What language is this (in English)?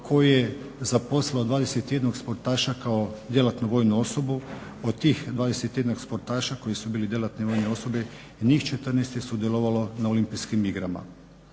Croatian